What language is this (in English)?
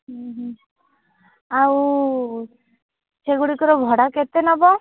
Odia